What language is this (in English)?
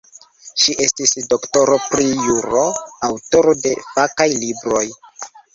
Esperanto